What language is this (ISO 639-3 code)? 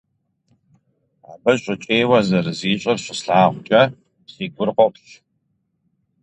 kbd